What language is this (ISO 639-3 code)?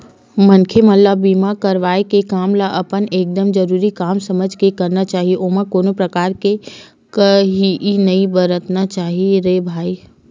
hne